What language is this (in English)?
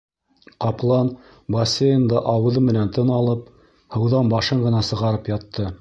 Bashkir